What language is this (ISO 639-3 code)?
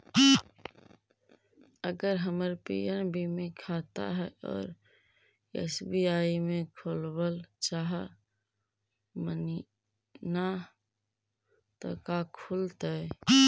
mag